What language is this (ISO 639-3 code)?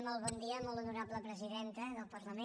cat